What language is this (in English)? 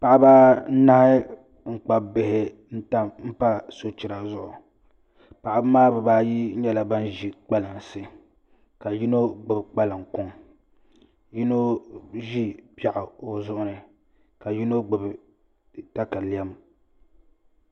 Dagbani